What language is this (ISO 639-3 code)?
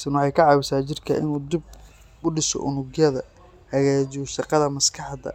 som